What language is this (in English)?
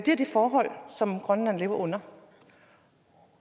Danish